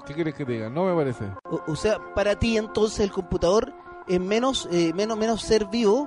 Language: Spanish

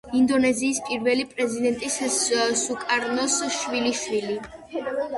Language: Georgian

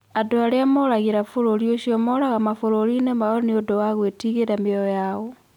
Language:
Kikuyu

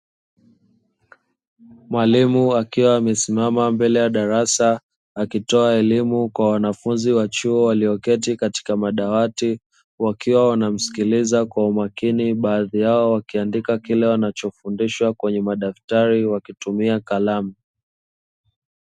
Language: Swahili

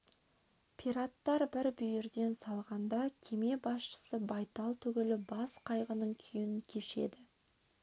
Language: Kazakh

